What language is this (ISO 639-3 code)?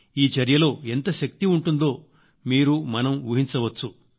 tel